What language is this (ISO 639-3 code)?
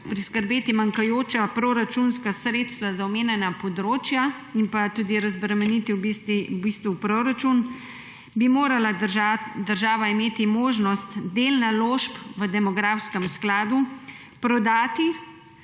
slv